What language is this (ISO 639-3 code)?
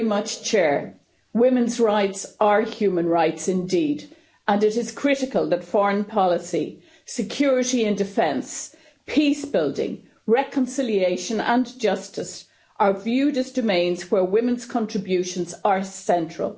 eng